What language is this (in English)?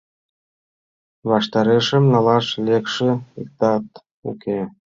Mari